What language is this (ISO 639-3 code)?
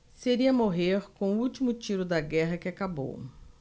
por